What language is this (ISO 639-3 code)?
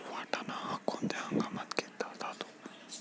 mar